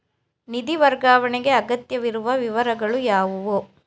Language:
Kannada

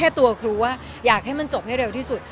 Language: Thai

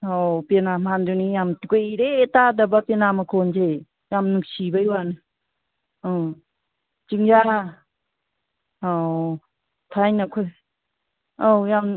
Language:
Manipuri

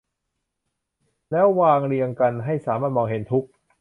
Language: Thai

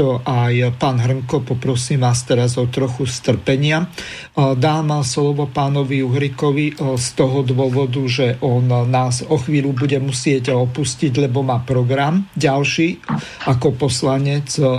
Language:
Slovak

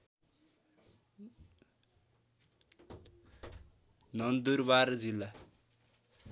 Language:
Nepali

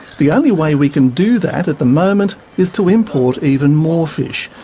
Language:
English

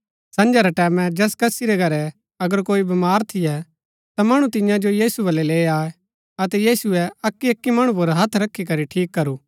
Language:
Gaddi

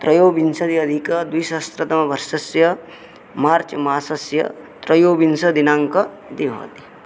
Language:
Sanskrit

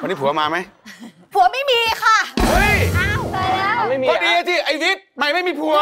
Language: Thai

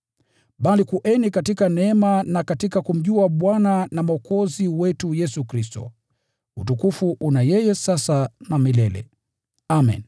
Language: Swahili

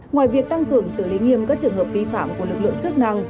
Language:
Vietnamese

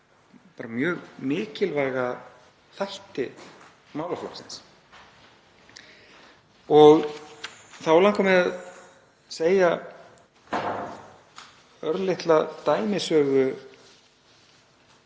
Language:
Icelandic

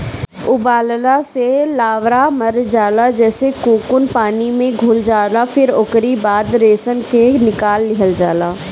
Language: Bhojpuri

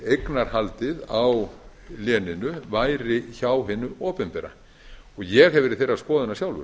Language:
Icelandic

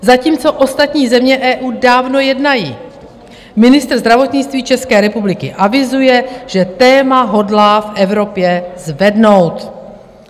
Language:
Czech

